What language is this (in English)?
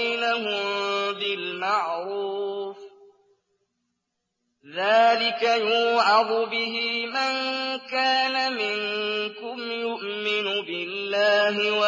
Arabic